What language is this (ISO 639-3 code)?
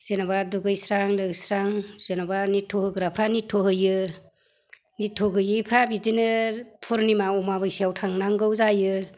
brx